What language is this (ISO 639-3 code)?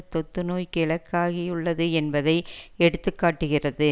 tam